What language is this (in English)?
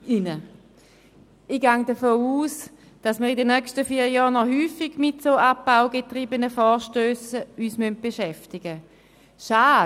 Swiss German